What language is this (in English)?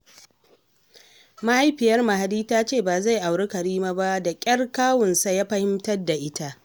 Hausa